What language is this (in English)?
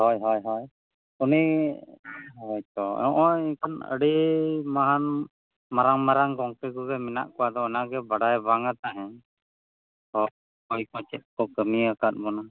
Santali